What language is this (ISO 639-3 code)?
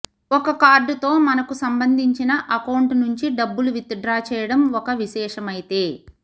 tel